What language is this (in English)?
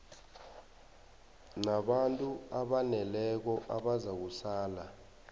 South Ndebele